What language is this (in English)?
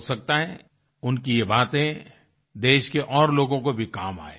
Hindi